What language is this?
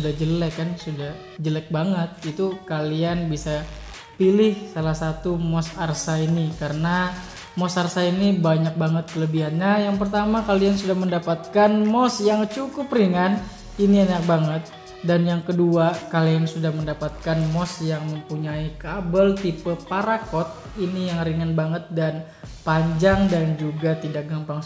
Indonesian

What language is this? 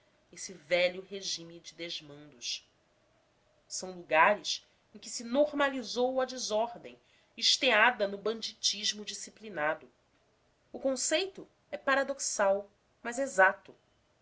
Portuguese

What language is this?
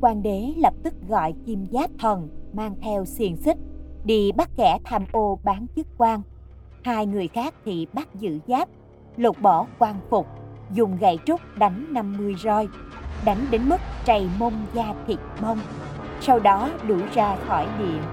Vietnamese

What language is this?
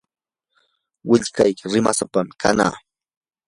Yanahuanca Pasco Quechua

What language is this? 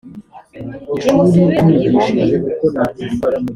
Kinyarwanda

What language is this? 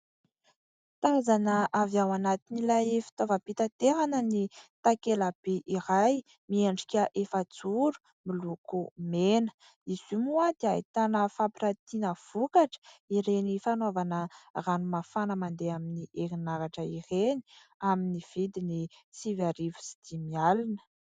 Malagasy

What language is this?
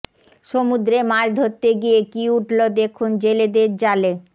Bangla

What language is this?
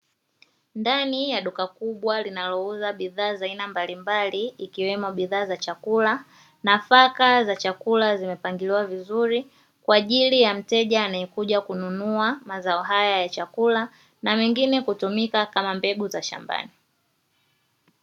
Swahili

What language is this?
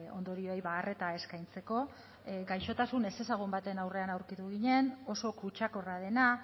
Basque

